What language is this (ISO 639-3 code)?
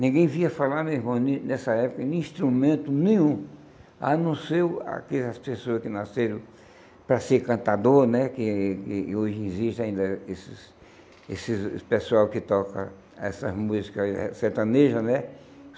por